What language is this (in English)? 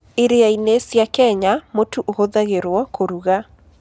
Kikuyu